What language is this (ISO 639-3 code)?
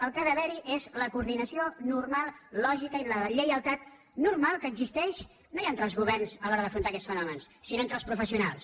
cat